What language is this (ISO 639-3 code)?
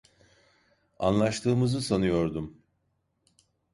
tur